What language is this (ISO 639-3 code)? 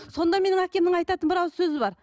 kaz